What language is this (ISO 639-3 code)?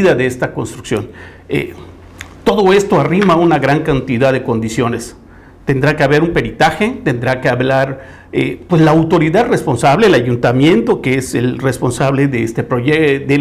spa